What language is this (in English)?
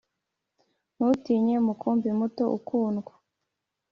Kinyarwanda